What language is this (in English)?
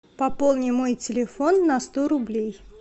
Russian